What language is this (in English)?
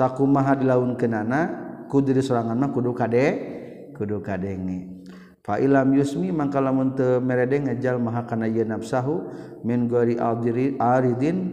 Malay